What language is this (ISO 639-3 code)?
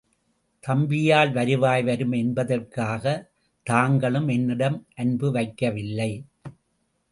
tam